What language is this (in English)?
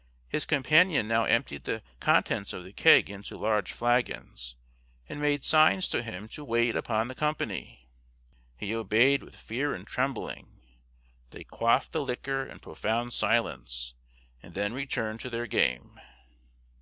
English